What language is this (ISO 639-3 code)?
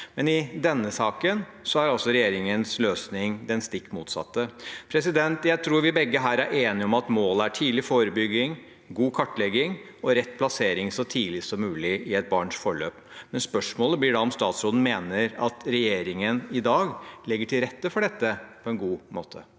nor